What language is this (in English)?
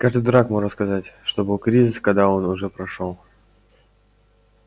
Russian